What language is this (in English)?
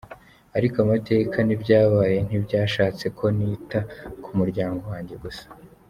Kinyarwanda